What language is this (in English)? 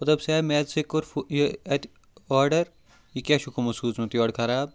Kashmiri